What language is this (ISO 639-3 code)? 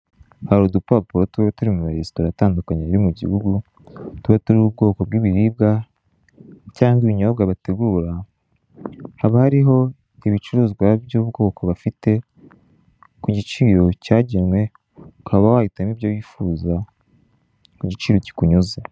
kin